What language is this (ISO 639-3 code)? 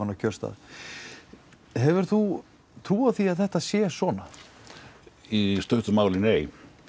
isl